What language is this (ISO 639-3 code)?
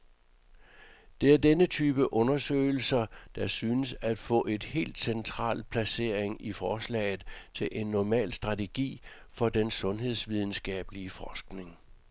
dan